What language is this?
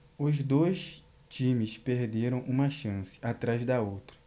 Portuguese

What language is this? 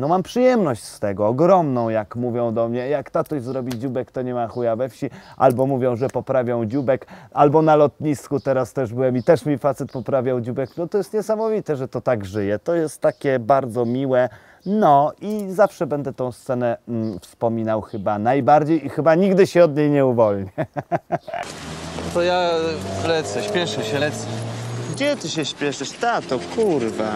Polish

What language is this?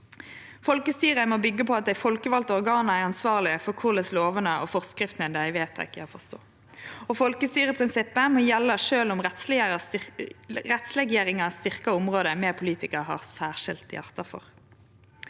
Norwegian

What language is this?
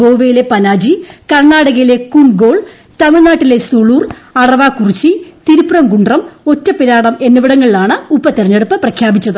Malayalam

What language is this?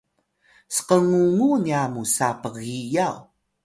Atayal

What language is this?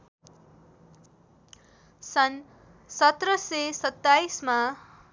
Nepali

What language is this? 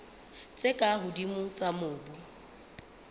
Southern Sotho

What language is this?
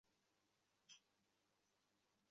Bangla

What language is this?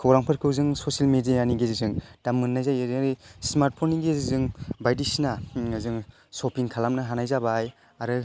Bodo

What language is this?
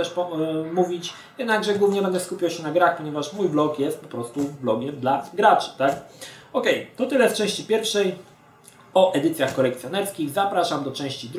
Polish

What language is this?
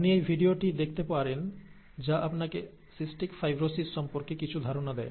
Bangla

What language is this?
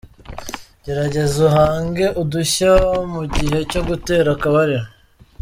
Kinyarwanda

